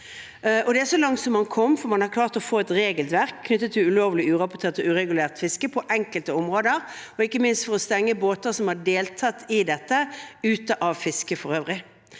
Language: Norwegian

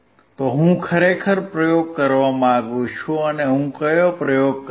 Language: Gujarati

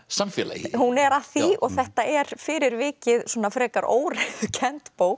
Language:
Icelandic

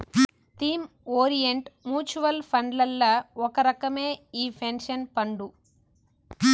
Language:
Telugu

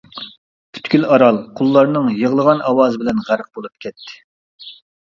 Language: Uyghur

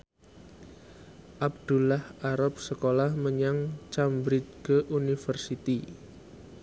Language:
Javanese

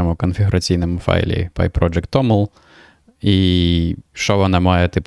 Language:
Ukrainian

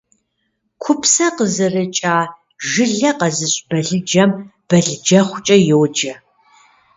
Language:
Kabardian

